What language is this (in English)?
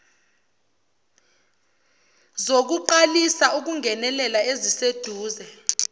Zulu